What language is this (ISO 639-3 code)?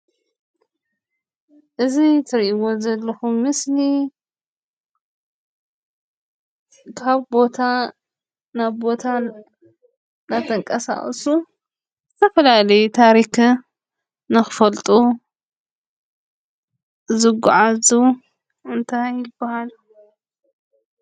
tir